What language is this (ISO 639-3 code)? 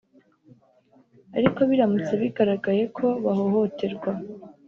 kin